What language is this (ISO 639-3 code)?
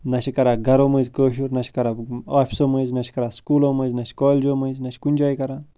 kas